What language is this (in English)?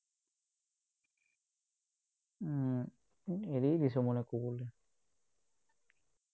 Assamese